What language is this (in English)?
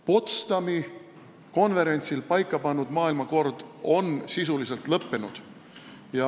Estonian